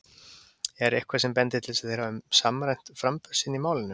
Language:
Icelandic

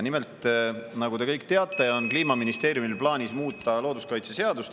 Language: Estonian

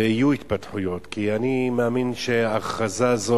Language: Hebrew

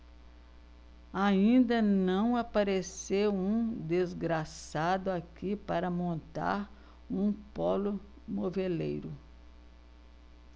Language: Portuguese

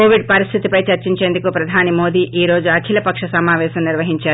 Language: Telugu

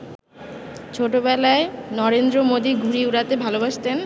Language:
Bangla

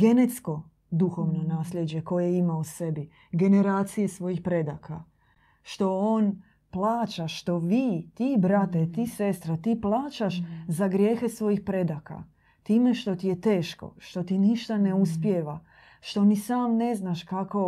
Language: Croatian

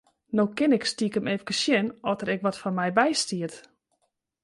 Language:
Western Frisian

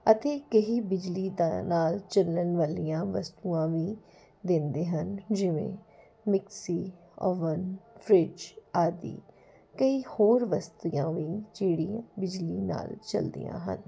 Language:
Punjabi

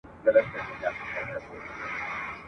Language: Pashto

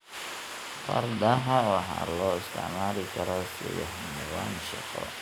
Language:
Somali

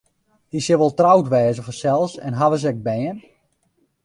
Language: Western Frisian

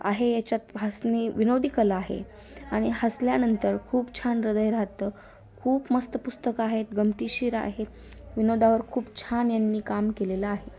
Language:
Marathi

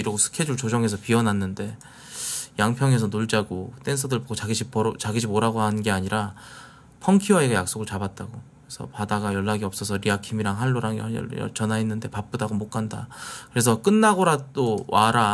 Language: Korean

